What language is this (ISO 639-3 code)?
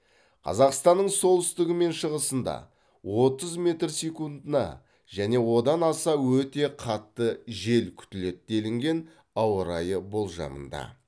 kaz